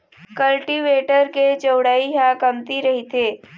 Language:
Chhattisgarhi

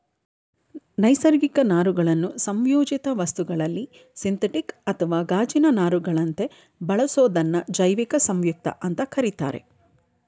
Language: Kannada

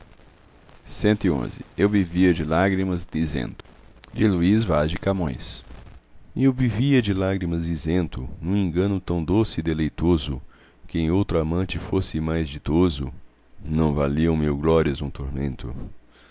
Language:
Portuguese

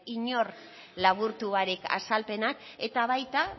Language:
Basque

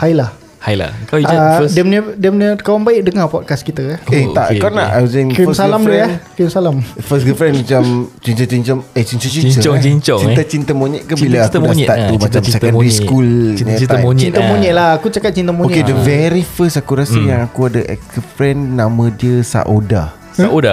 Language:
Malay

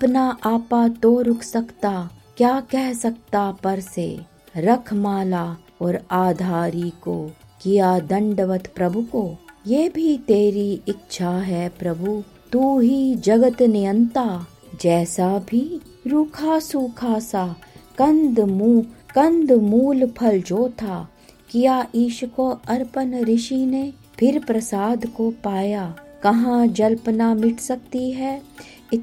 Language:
Hindi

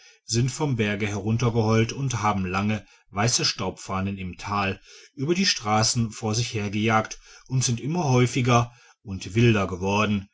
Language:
German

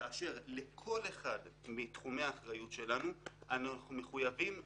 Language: Hebrew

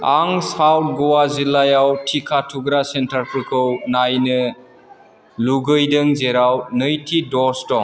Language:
Bodo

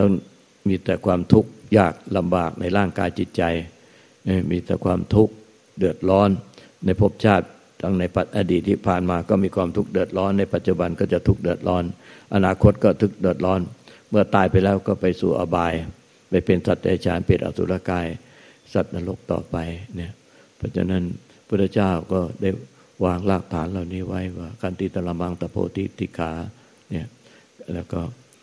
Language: Thai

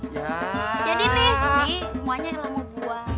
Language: Indonesian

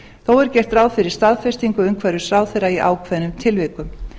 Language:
Icelandic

